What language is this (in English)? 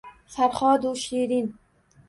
Uzbek